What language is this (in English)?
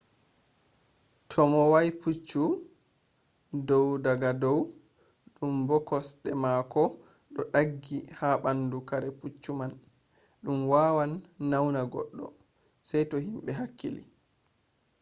Fula